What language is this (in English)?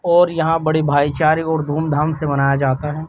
Urdu